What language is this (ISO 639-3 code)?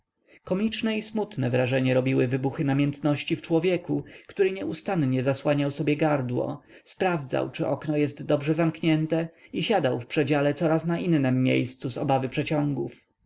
pol